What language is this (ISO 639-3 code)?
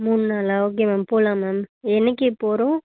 tam